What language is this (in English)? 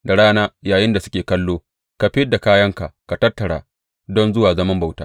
Hausa